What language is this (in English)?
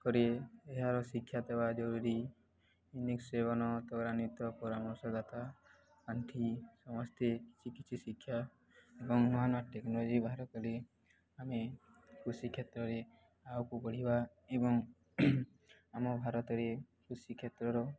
Odia